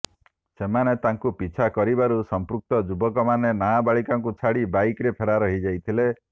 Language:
Odia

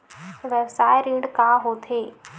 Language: Chhattisgarhi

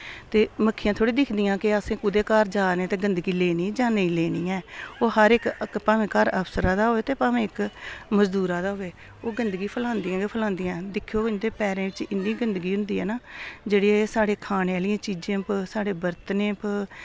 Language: Dogri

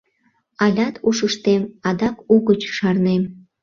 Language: Mari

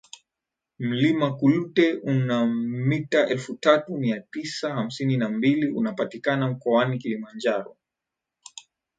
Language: Swahili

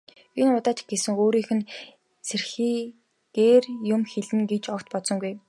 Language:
Mongolian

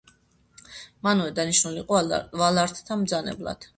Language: Georgian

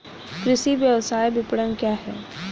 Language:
Hindi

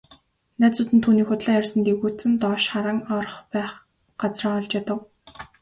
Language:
Mongolian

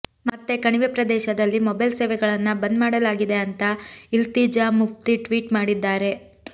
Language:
Kannada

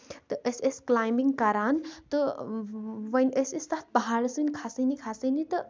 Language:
Kashmiri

